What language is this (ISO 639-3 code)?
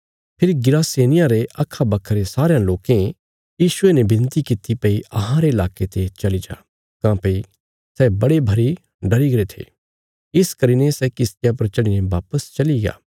kfs